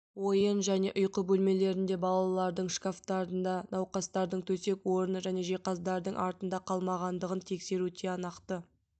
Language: Kazakh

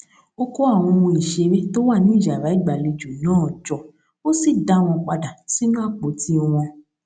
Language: Yoruba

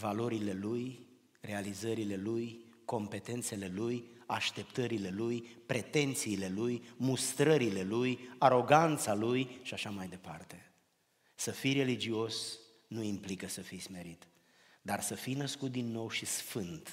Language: Romanian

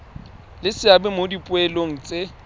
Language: Tswana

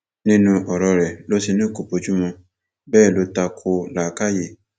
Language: Yoruba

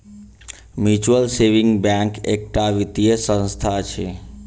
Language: Maithili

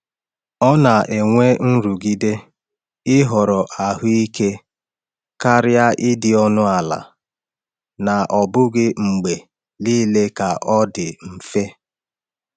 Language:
Igbo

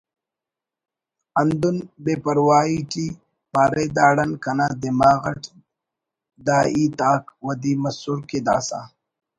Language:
Brahui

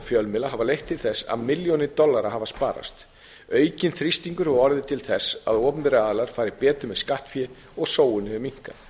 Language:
Icelandic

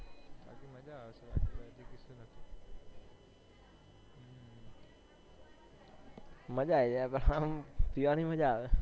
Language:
Gujarati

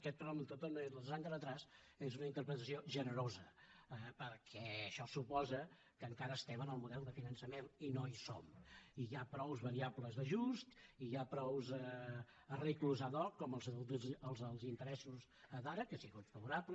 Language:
Catalan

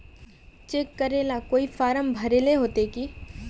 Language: Magahi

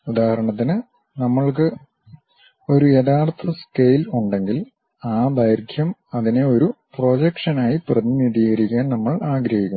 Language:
Malayalam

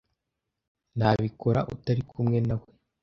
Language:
Kinyarwanda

